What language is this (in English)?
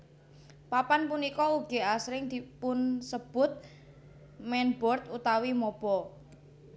Javanese